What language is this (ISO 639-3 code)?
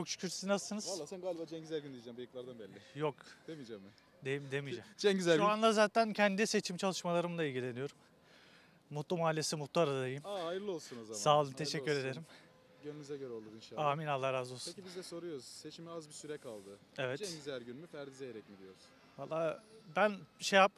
tur